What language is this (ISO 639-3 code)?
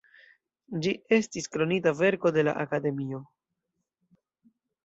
epo